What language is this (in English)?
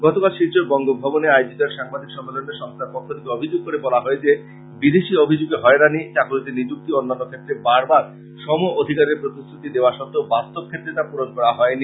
Bangla